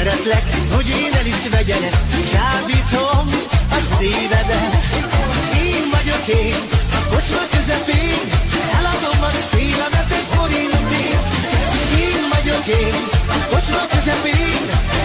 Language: Hungarian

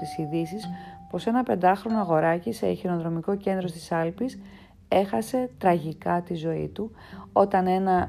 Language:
Greek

